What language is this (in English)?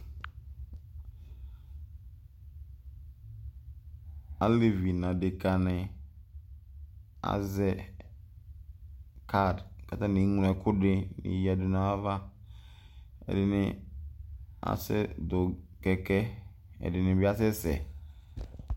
Ikposo